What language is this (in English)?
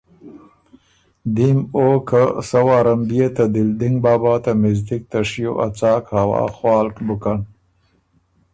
Ormuri